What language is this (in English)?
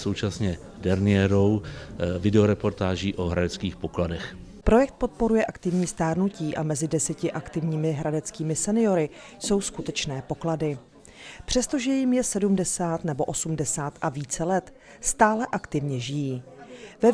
Czech